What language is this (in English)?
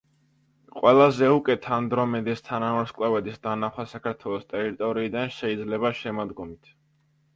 Georgian